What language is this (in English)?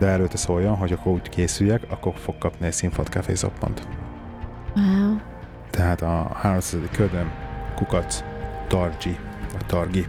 Hungarian